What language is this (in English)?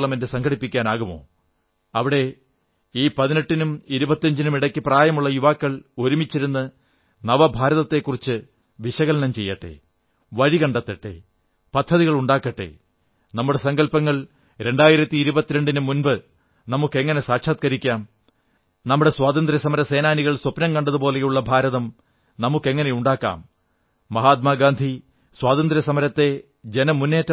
Malayalam